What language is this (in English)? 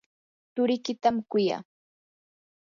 Yanahuanca Pasco Quechua